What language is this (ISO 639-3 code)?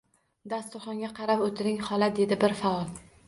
uzb